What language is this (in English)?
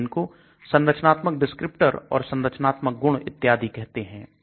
Hindi